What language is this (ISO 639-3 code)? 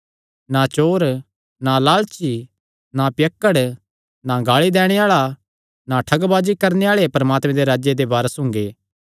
xnr